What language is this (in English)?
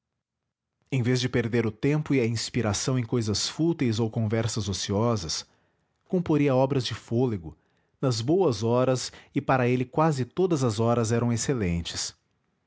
Portuguese